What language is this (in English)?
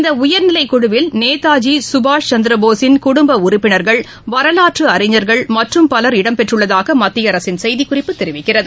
Tamil